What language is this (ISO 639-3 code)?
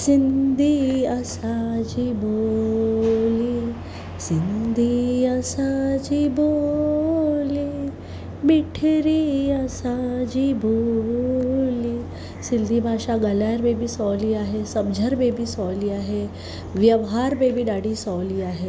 snd